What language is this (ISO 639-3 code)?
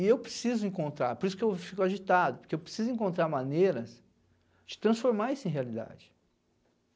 por